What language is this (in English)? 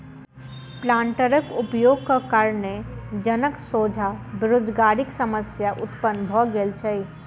Maithili